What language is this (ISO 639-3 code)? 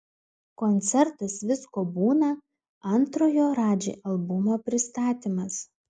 lit